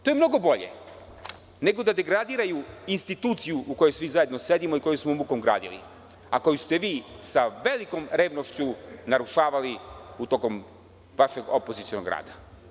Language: Serbian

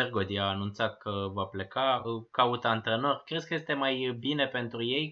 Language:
Romanian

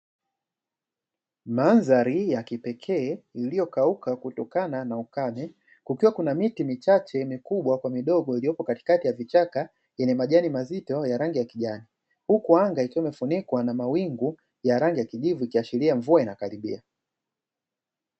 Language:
Swahili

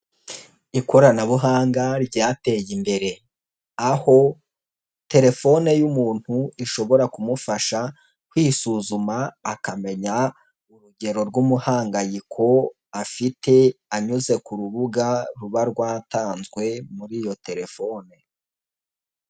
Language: Kinyarwanda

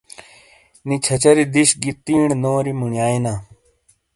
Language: Shina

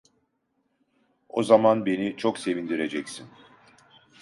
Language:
Turkish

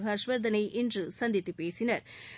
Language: Tamil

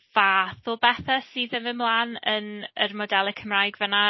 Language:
Welsh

